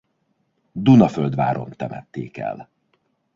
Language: Hungarian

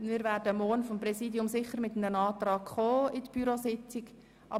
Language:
Swiss German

